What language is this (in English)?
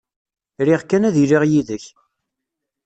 Kabyle